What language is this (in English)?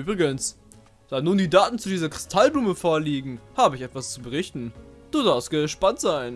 German